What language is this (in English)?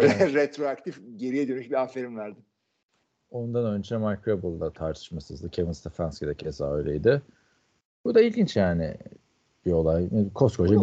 Turkish